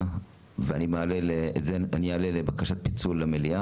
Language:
Hebrew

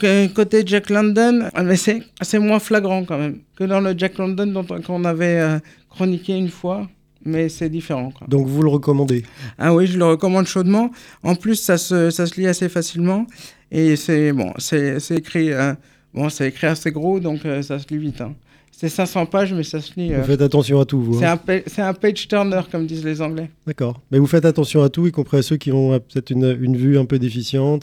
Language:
French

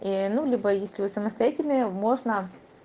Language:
Russian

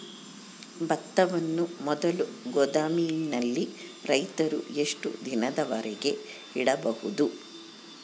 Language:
Kannada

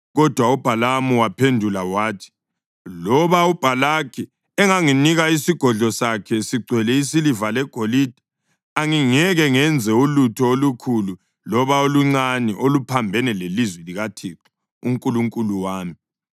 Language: North Ndebele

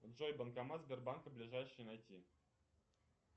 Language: Russian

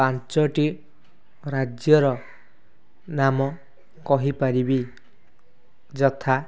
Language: Odia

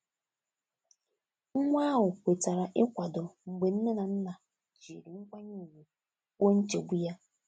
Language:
Igbo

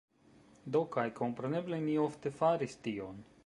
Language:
Esperanto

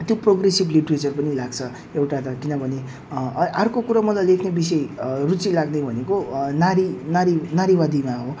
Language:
Nepali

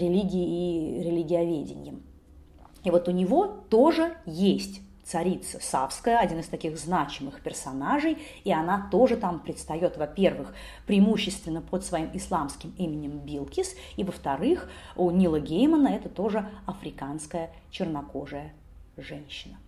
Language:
Russian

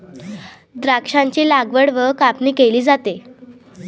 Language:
Marathi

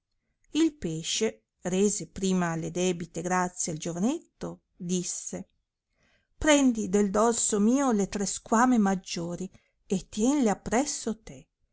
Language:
Italian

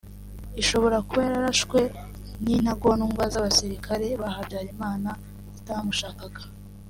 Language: Kinyarwanda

